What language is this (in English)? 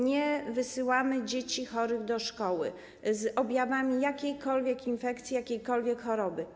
Polish